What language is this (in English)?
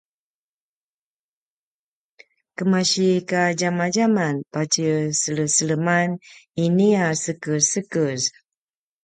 Paiwan